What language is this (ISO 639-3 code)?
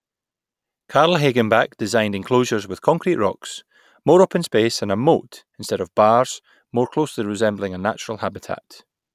eng